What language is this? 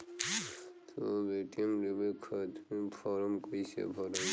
Bhojpuri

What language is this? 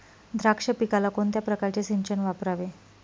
Marathi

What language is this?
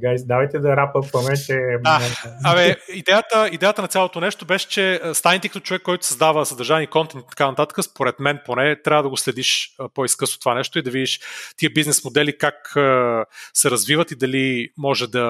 Bulgarian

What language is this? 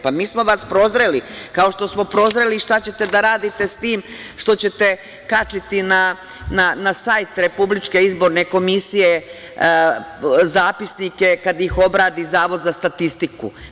Serbian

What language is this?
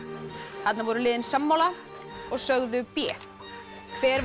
Icelandic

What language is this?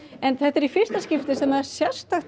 Icelandic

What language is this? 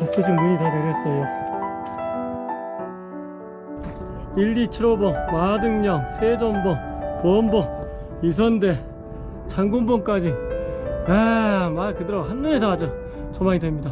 Korean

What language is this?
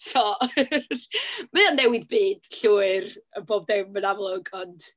Welsh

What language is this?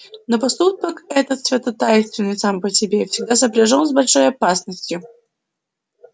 Russian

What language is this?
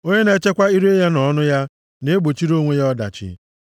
Igbo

